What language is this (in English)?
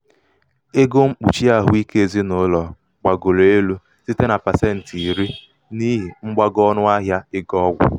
Igbo